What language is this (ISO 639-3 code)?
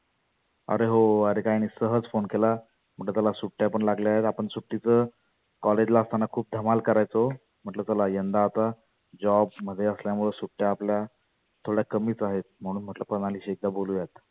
mar